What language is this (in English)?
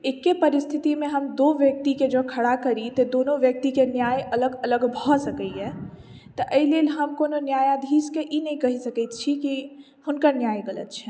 Maithili